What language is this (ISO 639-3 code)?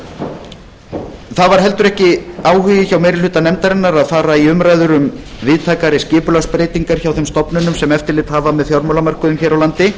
isl